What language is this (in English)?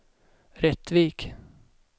Swedish